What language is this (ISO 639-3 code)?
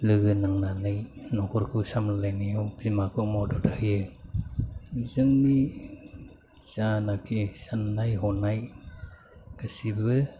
brx